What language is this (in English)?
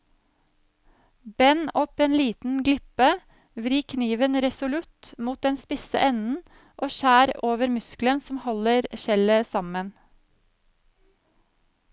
Norwegian